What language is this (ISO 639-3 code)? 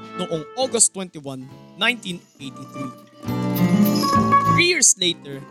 fil